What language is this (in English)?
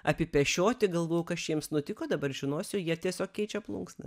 Lithuanian